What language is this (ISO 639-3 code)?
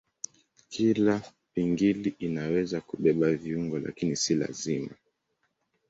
swa